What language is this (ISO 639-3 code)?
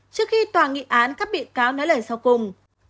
vie